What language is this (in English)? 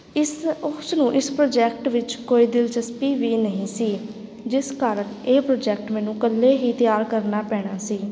Punjabi